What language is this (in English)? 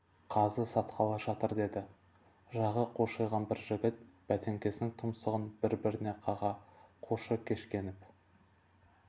Kazakh